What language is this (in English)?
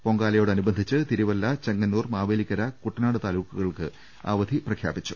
Malayalam